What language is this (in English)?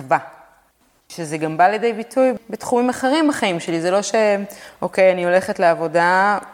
Hebrew